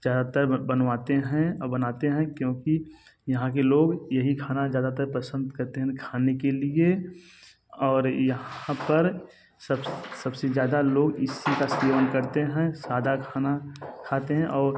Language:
Hindi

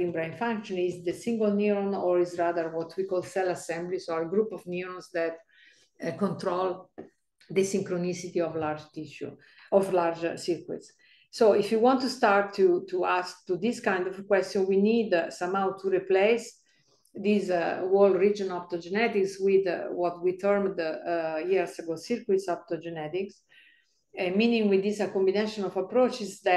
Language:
English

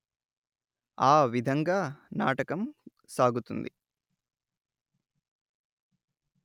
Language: Telugu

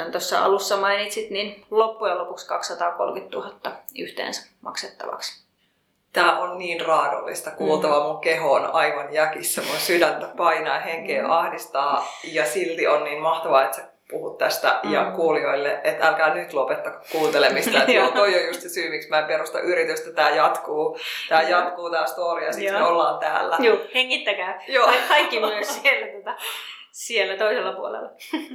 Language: Finnish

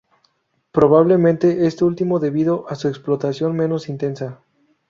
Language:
Spanish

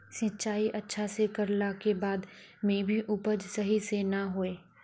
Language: Magahi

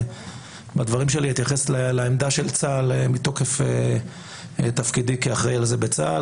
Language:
Hebrew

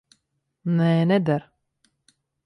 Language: Latvian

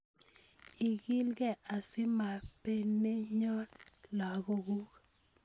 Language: Kalenjin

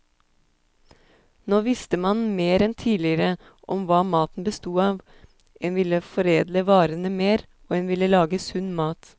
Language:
Norwegian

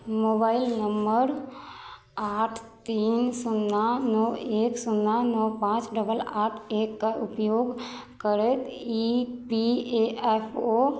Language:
Maithili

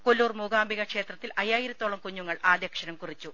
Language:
Malayalam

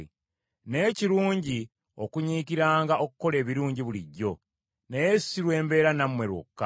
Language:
Ganda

